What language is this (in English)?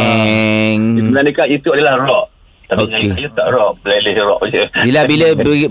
Malay